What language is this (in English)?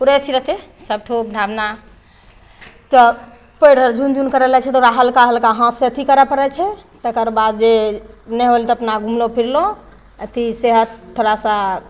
Maithili